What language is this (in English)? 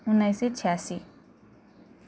Nepali